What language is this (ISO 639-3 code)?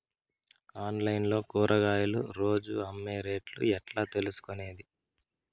tel